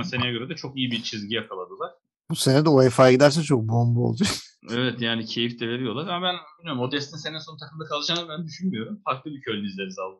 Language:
Turkish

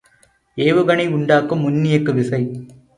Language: Tamil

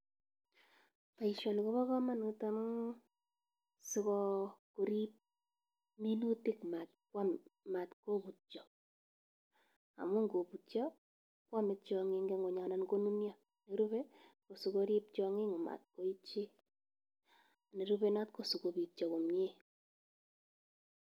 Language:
Kalenjin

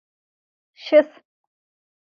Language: Adyghe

